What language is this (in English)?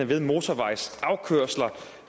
Danish